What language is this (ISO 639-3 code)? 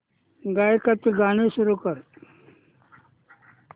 mar